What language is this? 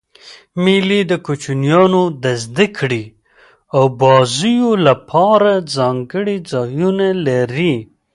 Pashto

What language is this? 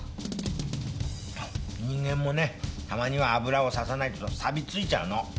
Japanese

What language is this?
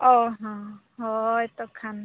Santali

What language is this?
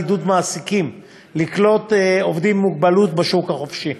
Hebrew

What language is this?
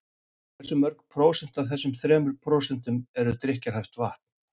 Icelandic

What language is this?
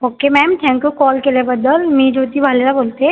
Marathi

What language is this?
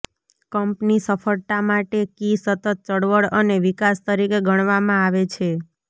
Gujarati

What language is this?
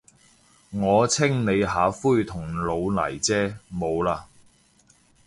Cantonese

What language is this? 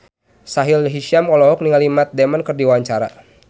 Sundanese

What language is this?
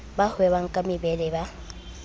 Southern Sotho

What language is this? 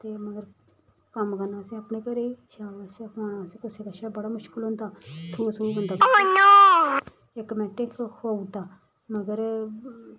Dogri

